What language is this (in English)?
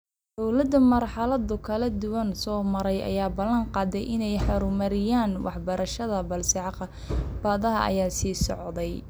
Somali